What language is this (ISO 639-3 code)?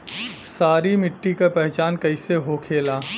bho